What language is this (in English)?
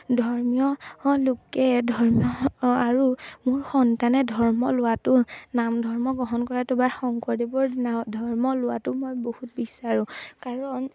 Assamese